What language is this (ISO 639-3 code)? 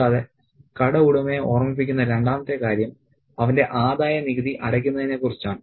mal